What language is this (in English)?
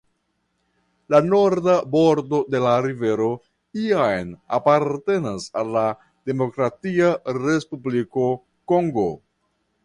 Esperanto